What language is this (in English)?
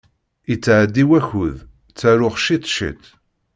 Kabyle